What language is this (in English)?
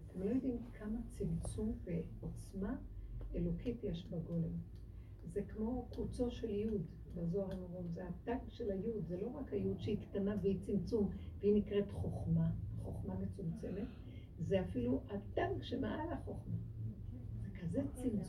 Hebrew